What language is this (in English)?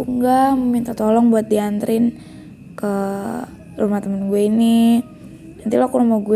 Indonesian